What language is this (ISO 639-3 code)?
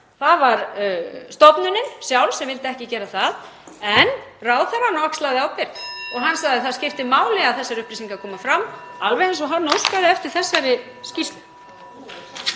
isl